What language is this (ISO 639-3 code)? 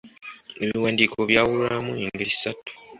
lug